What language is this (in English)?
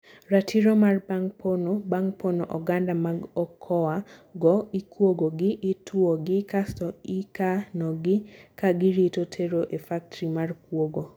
Luo (Kenya and Tanzania)